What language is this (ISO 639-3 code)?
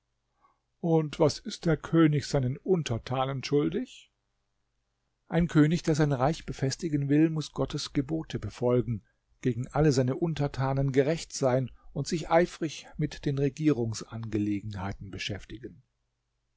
deu